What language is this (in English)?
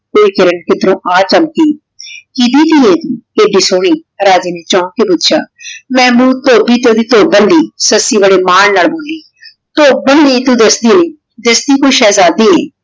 Punjabi